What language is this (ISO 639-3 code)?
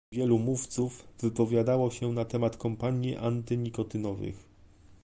pol